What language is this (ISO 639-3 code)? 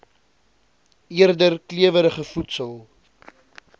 afr